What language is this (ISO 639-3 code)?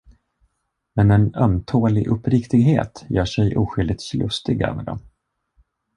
swe